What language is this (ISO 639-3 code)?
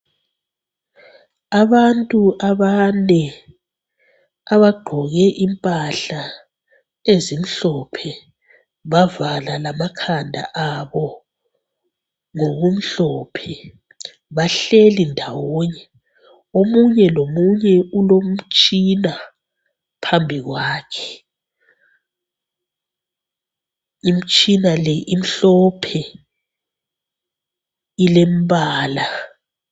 nde